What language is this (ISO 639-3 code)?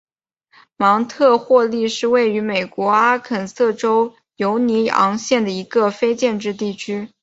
zho